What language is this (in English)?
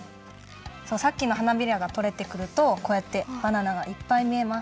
Japanese